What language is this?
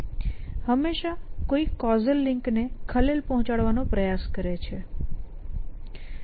Gujarati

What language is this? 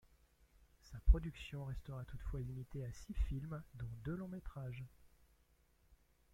French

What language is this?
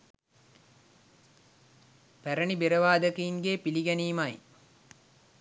Sinhala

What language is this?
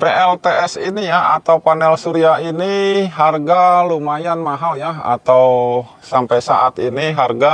Indonesian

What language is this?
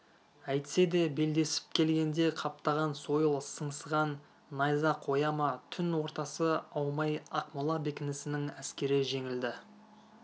Kazakh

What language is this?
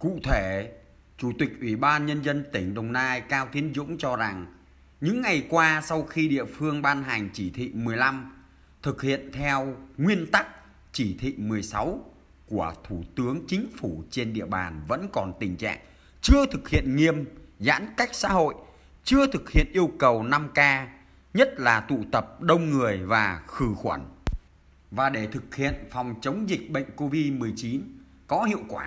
Vietnamese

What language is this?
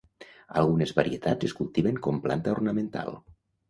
Catalan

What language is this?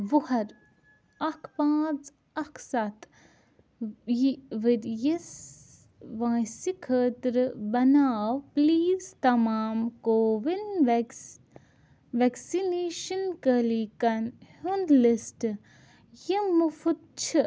Kashmiri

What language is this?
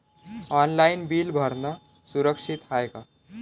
Marathi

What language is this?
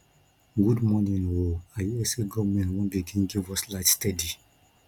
Nigerian Pidgin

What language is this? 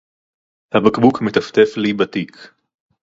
Hebrew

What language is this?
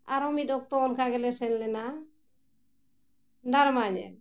Santali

